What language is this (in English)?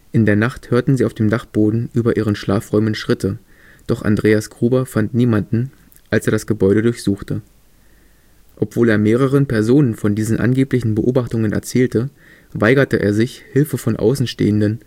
German